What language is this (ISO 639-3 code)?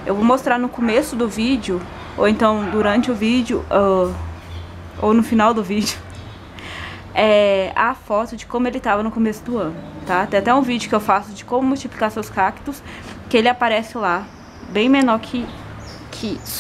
por